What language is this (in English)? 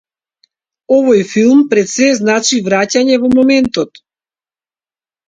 Macedonian